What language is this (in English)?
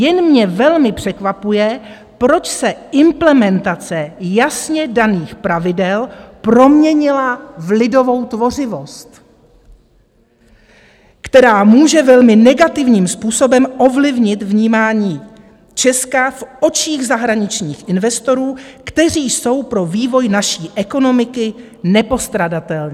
Czech